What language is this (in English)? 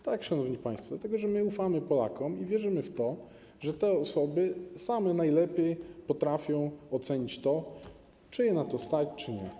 Polish